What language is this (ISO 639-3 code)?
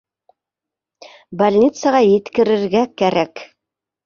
bak